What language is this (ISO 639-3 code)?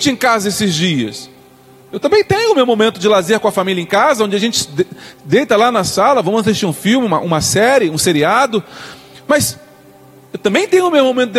por